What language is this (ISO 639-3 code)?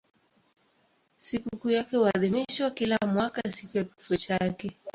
swa